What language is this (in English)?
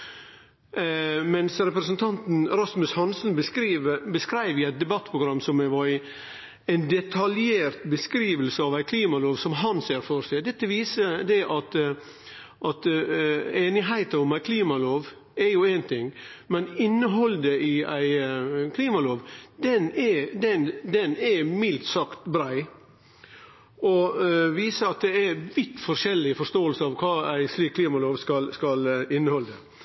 Norwegian Nynorsk